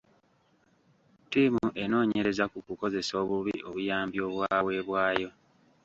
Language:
Ganda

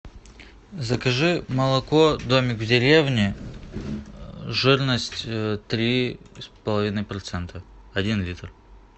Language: Russian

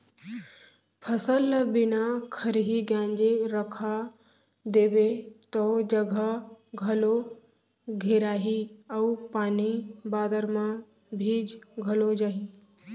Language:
Chhattisgarhi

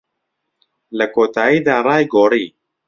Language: Central Kurdish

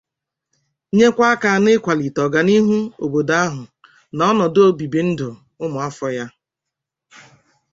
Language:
Igbo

